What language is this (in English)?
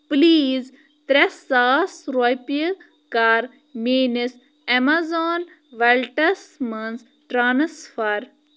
Kashmiri